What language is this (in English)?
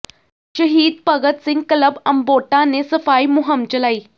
Punjabi